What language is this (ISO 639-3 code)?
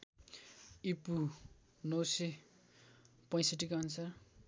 nep